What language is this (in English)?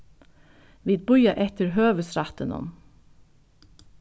Faroese